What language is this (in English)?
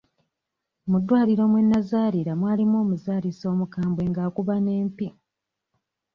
Ganda